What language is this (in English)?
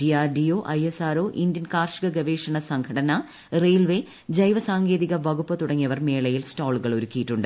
Malayalam